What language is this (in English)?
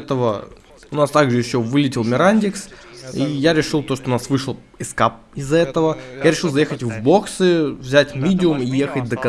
Russian